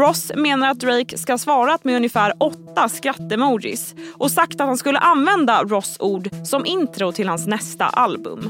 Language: Swedish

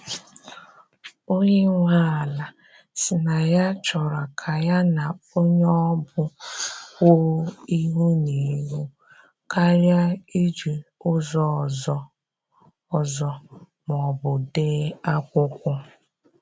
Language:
Igbo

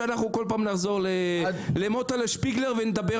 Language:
Hebrew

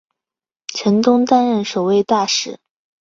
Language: Chinese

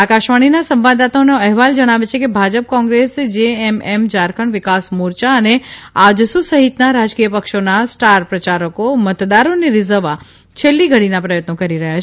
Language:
Gujarati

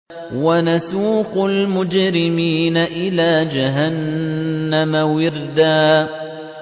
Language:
Arabic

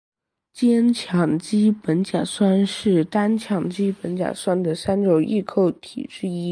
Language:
Chinese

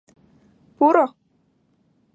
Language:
Mari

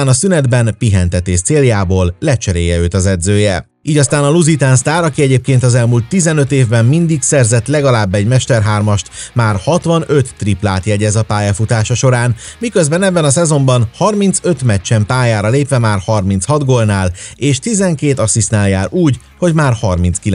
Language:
Hungarian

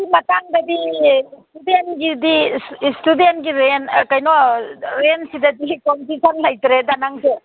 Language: Manipuri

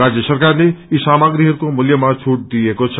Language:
Nepali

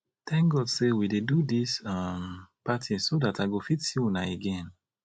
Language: Nigerian Pidgin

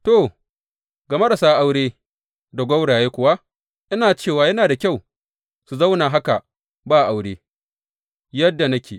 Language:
Hausa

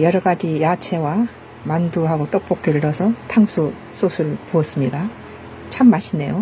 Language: Korean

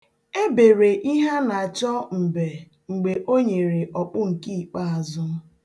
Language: Igbo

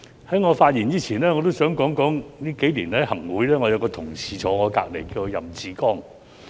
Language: Cantonese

